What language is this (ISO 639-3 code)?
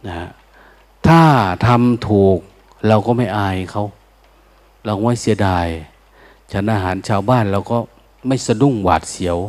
tha